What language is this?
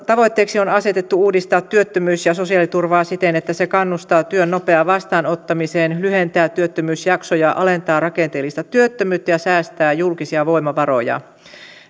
Finnish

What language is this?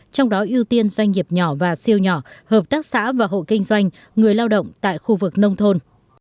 Vietnamese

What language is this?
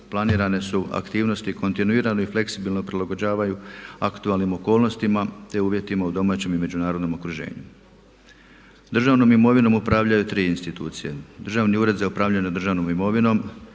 Croatian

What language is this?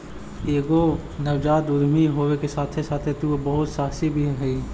Magahi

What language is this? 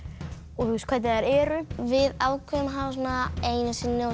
Icelandic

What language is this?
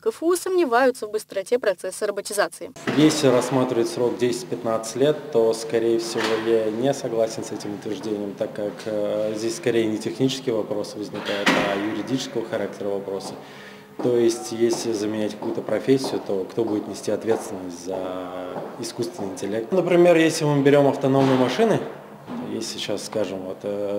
Russian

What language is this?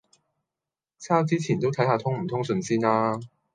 Cantonese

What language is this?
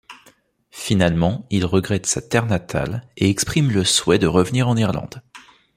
French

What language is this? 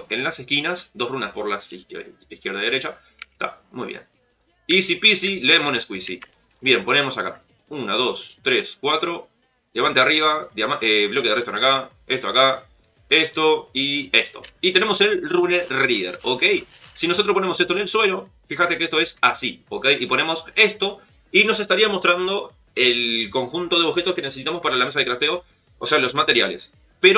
Spanish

